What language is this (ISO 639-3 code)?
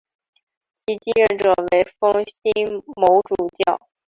zho